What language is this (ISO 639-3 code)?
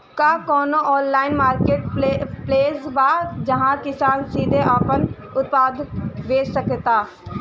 bho